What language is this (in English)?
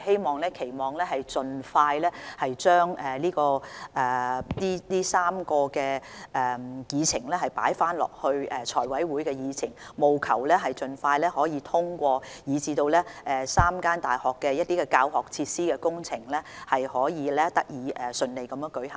Cantonese